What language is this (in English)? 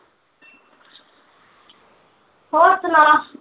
Punjabi